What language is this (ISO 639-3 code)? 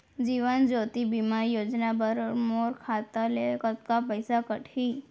hne